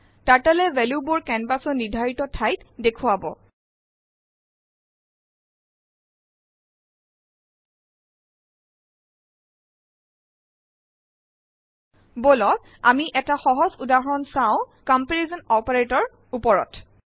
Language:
Assamese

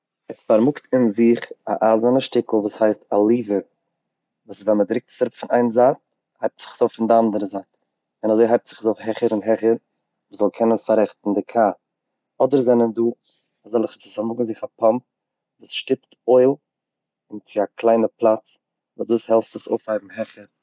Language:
Yiddish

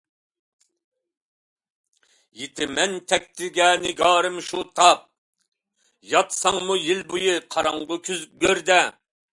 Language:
Uyghur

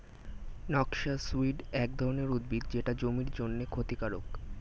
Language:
Bangla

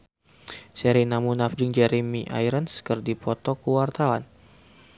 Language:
Sundanese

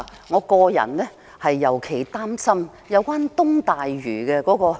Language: Cantonese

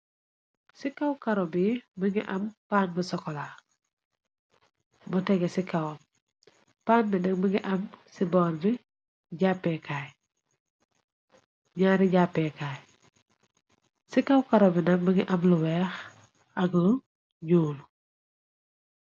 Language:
Wolof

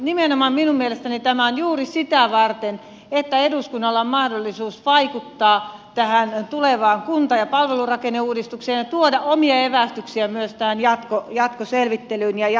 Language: Finnish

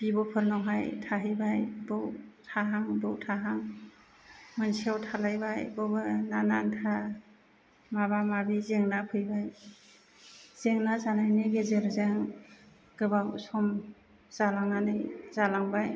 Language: Bodo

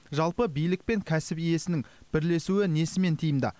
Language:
Kazakh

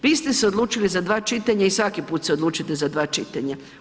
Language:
Croatian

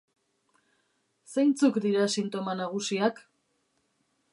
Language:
Basque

